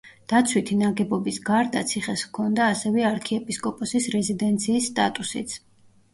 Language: Georgian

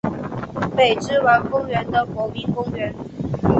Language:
Chinese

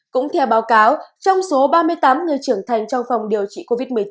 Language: Vietnamese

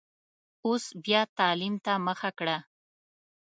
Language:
Pashto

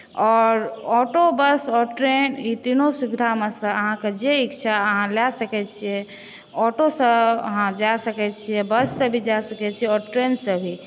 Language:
Maithili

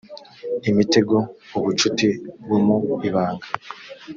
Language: Kinyarwanda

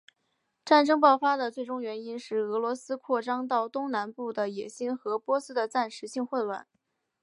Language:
Chinese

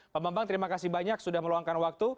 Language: Indonesian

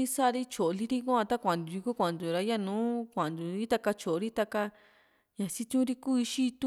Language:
Juxtlahuaca Mixtec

